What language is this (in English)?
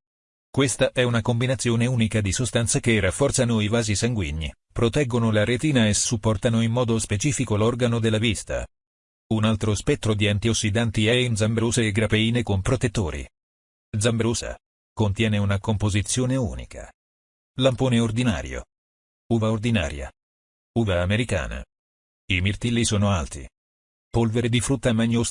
Italian